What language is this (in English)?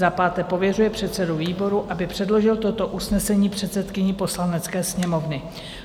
Czech